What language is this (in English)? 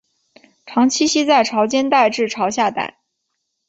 Chinese